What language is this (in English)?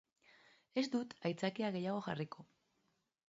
Basque